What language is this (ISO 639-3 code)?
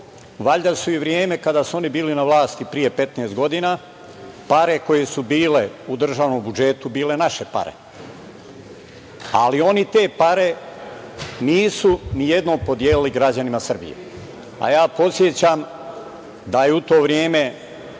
srp